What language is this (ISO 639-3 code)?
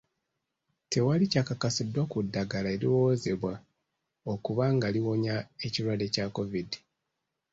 lug